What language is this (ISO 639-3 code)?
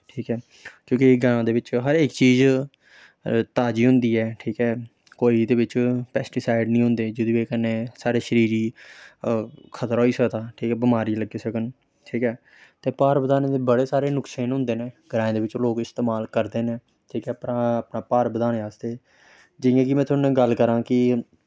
doi